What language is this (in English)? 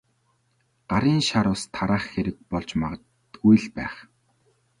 Mongolian